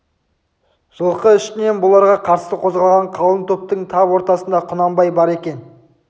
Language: Kazakh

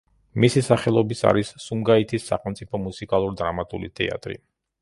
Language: Georgian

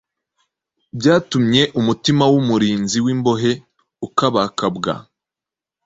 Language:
Kinyarwanda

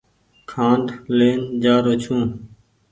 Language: Goaria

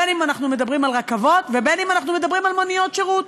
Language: Hebrew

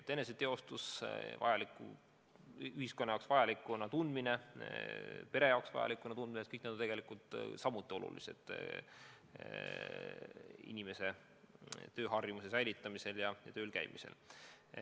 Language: Estonian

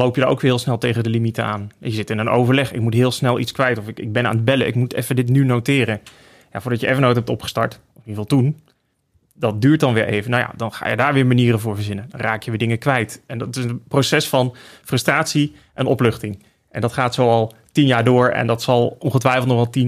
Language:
Dutch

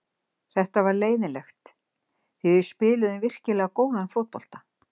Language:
Icelandic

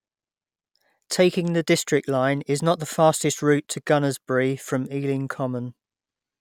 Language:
English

